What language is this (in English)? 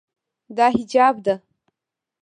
Pashto